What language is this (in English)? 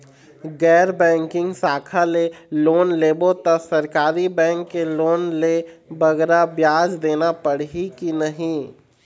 Chhattisgarhi